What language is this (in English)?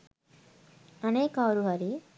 Sinhala